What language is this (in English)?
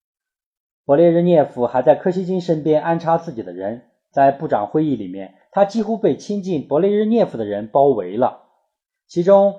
Chinese